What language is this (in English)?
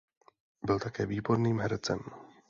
Czech